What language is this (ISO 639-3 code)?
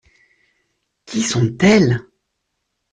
fra